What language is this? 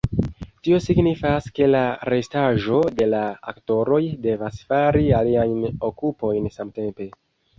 Esperanto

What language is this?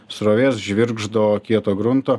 Lithuanian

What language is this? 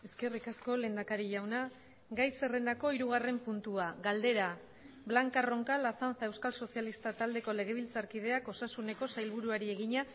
Basque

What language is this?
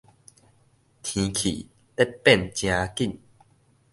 Min Nan Chinese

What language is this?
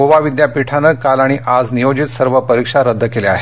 Marathi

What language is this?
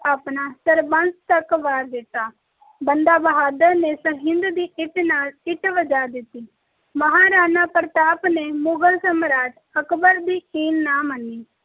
Punjabi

